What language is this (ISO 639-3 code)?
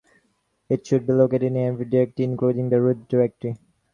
eng